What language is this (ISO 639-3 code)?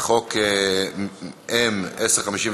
heb